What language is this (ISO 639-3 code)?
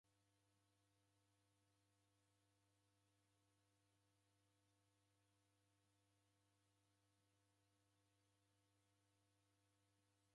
dav